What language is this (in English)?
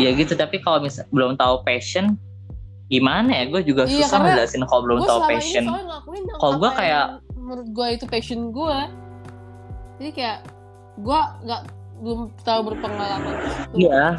Indonesian